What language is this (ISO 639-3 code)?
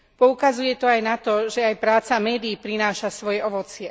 slk